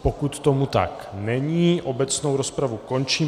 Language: Czech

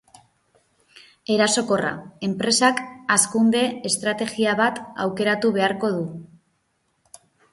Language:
Basque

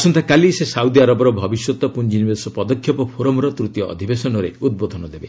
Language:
Odia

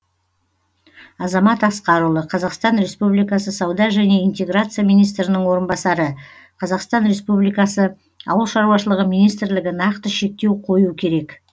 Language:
Kazakh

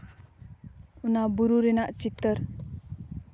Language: Santali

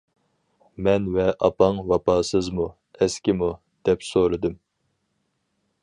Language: Uyghur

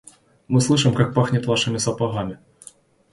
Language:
Russian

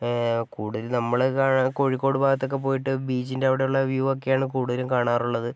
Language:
Malayalam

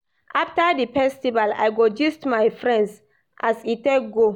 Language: Nigerian Pidgin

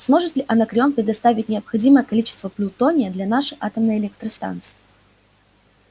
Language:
Russian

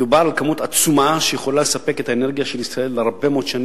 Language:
Hebrew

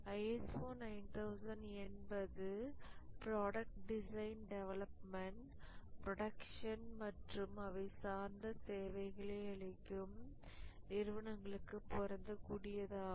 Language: Tamil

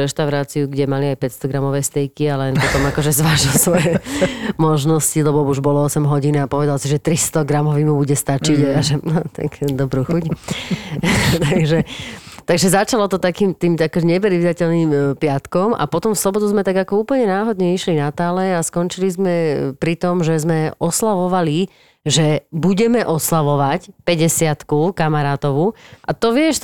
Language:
Slovak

